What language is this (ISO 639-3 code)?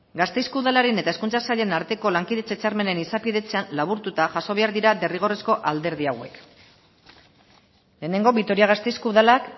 eus